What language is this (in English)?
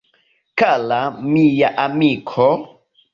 Esperanto